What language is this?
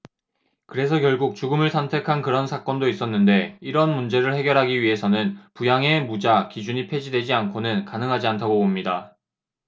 Korean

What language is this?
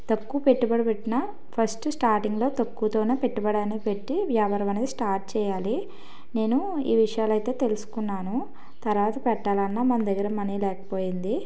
Telugu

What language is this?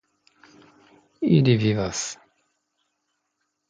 Esperanto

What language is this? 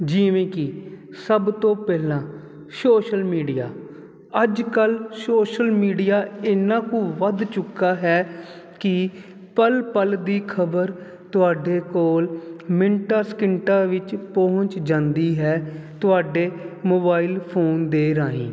Punjabi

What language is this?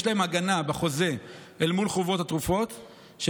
Hebrew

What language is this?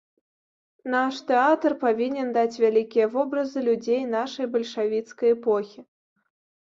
Belarusian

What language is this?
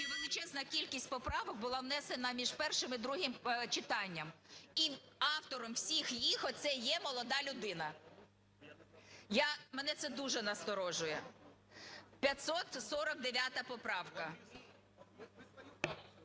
Ukrainian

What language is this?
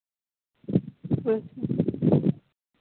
Santali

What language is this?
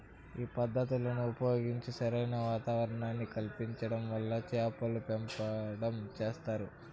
Telugu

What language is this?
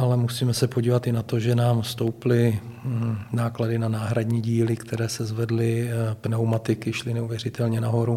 Czech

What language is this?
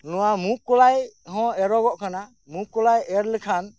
Santali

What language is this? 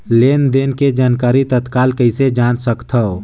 Chhattisgarhi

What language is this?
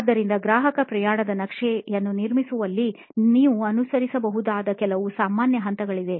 Kannada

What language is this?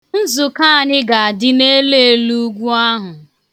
Igbo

